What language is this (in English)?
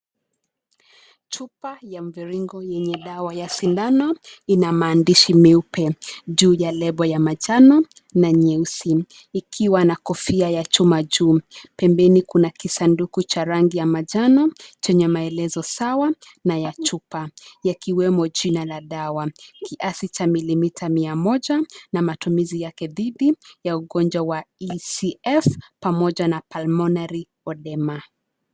Swahili